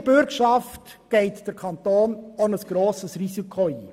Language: Swiss German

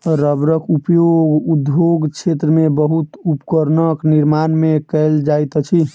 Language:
Maithili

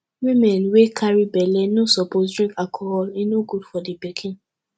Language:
Nigerian Pidgin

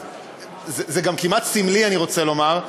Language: Hebrew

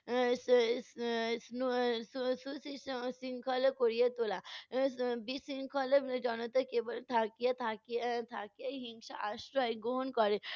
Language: Bangla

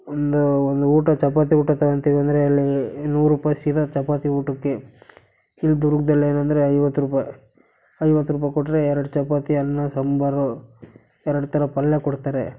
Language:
Kannada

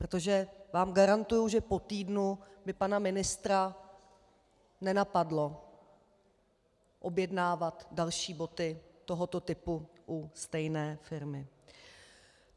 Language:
Czech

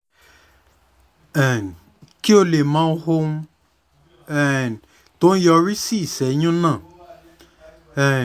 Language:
Yoruba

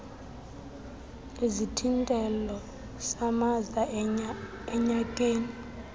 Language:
Xhosa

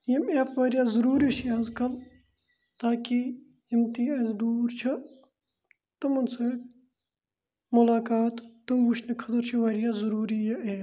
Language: Kashmiri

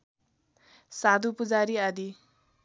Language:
Nepali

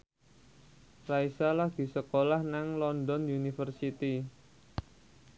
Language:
Javanese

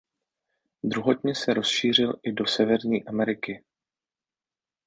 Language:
Czech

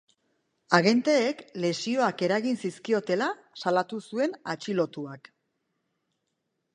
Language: Basque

